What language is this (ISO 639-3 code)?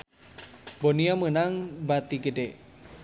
sun